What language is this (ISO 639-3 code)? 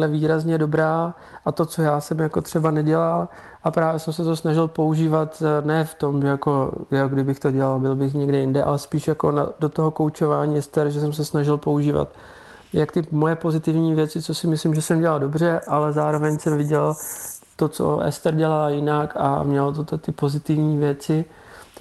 ces